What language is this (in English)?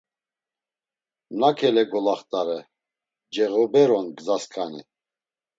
Laz